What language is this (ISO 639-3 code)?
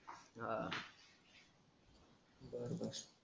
mar